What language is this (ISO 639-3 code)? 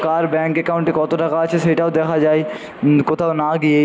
ben